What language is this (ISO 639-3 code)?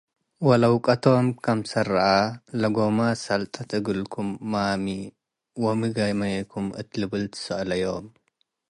tig